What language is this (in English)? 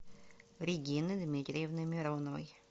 Russian